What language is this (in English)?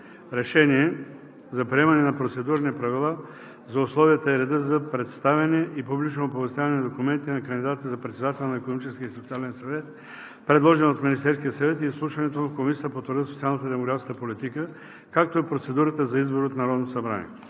Bulgarian